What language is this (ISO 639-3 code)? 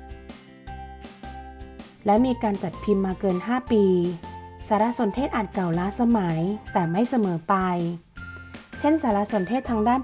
tha